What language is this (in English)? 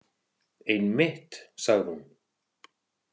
Icelandic